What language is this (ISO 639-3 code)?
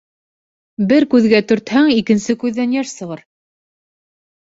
bak